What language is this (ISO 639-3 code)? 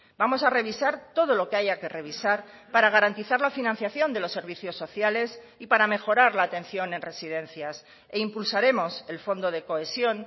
spa